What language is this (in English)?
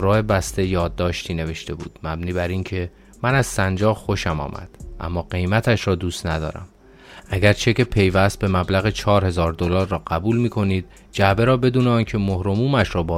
Persian